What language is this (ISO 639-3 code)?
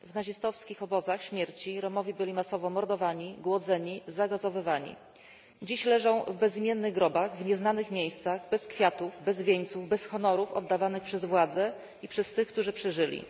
pol